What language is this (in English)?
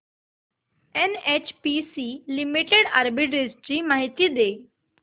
Marathi